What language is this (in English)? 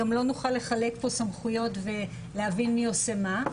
Hebrew